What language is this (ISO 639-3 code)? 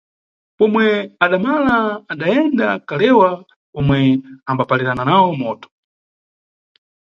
nyu